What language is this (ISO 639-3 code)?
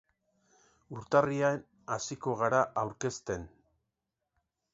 eus